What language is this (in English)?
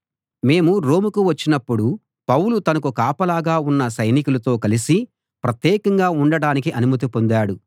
Telugu